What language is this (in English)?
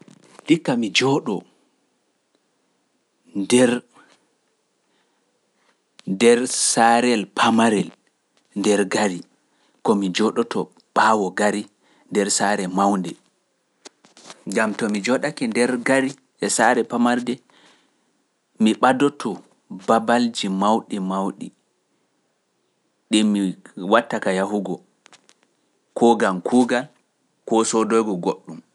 Pular